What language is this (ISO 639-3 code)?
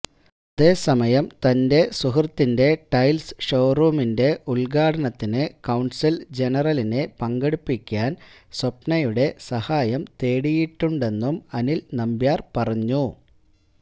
mal